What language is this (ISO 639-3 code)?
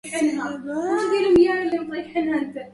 ara